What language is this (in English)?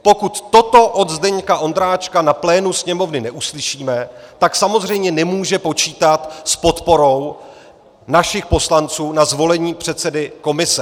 Czech